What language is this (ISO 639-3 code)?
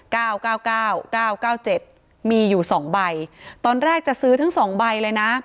tha